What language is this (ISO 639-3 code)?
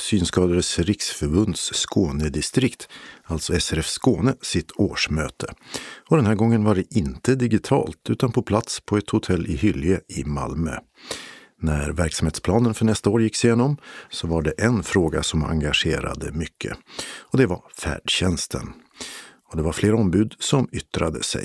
swe